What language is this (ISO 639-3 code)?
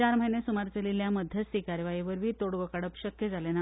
kok